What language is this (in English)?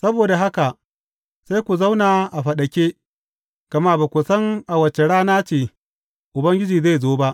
Hausa